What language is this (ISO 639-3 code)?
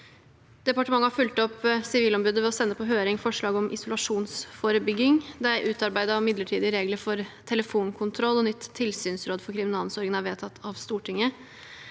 nor